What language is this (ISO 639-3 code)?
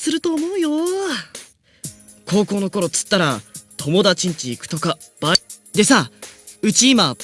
jpn